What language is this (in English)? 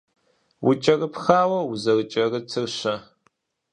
Kabardian